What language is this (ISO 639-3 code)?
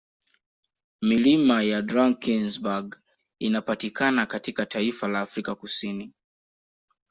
swa